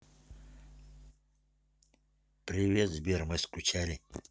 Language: Russian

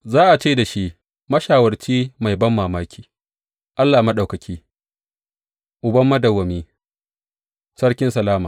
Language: Hausa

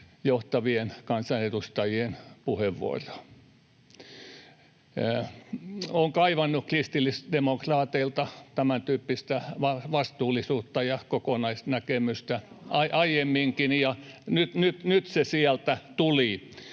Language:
Finnish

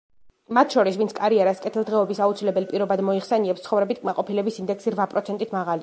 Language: Georgian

